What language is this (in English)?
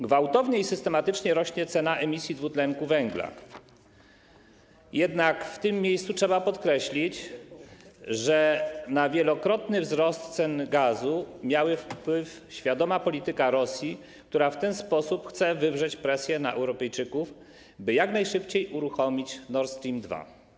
Polish